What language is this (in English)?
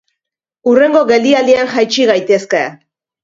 Basque